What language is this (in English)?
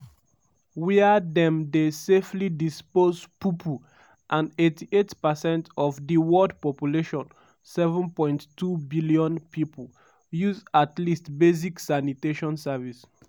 Nigerian Pidgin